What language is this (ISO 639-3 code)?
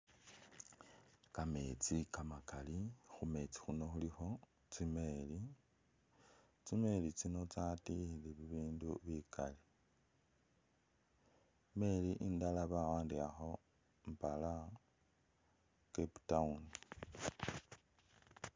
myx